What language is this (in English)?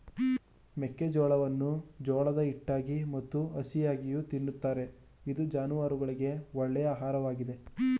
Kannada